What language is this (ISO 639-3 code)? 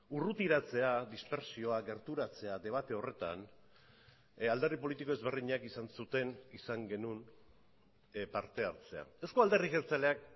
eus